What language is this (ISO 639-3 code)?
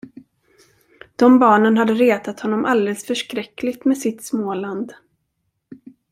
swe